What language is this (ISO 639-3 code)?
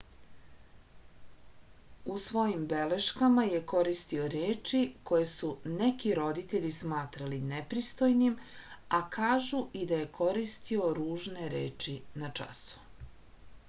srp